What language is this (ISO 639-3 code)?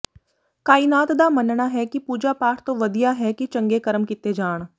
pan